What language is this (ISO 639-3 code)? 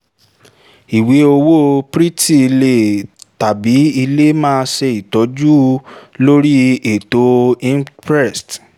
yor